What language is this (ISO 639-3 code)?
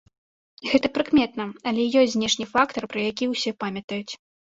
bel